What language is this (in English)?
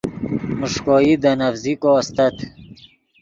Yidgha